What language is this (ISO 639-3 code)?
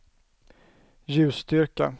swe